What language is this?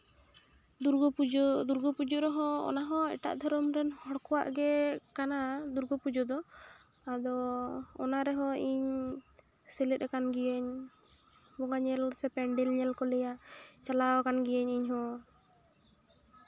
Santali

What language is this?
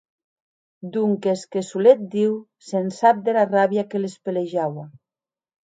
Occitan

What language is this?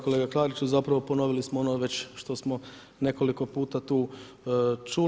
Croatian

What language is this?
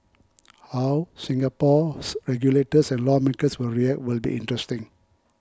English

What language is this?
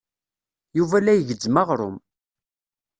Kabyle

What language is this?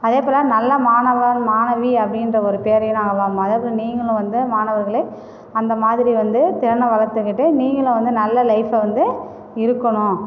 Tamil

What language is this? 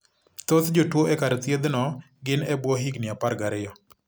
Luo (Kenya and Tanzania)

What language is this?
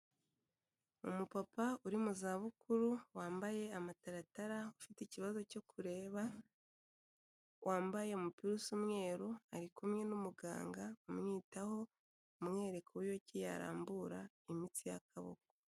Kinyarwanda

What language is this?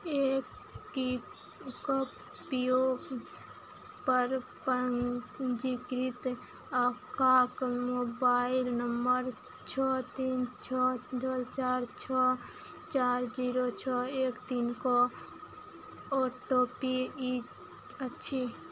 Maithili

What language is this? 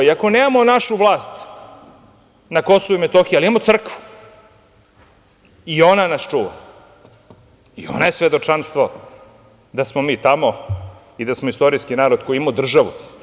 Serbian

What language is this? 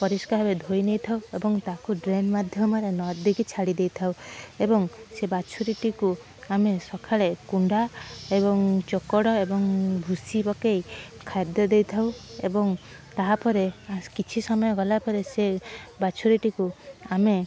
Odia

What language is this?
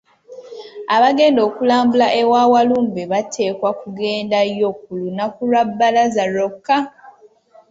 Ganda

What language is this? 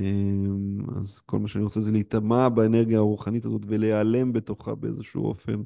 Hebrew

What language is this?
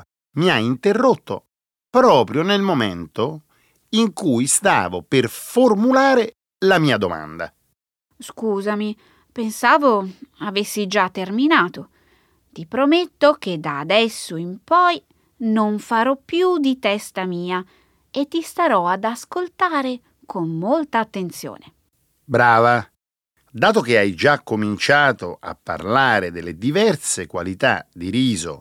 Italian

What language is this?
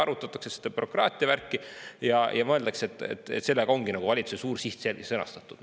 Estonian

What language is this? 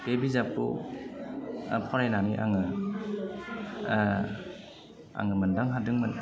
Bodo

